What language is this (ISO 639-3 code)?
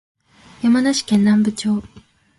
jpn